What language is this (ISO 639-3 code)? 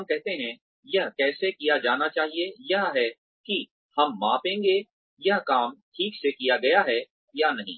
hin